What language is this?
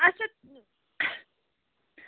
Kashmiri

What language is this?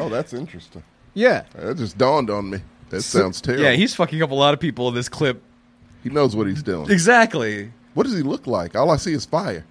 English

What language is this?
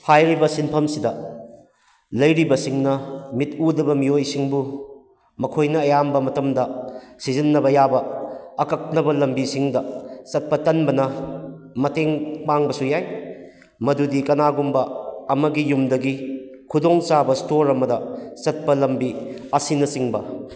Manipuri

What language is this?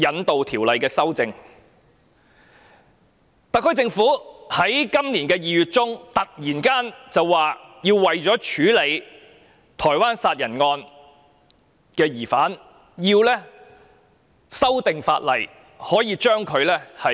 Cantonese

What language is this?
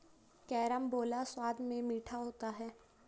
Hindi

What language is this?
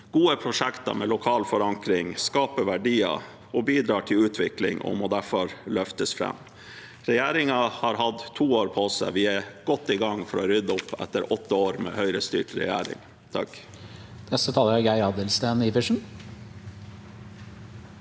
Norwegian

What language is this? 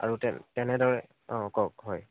Assamese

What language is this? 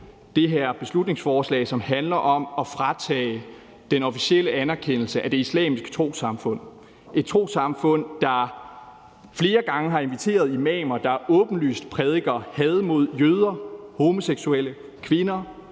Danish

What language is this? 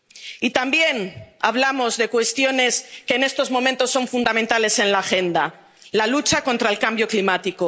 Spanish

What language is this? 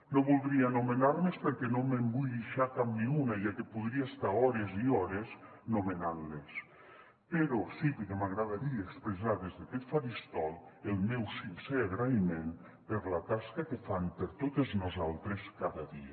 Catalan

